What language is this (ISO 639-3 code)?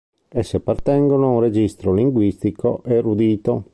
ita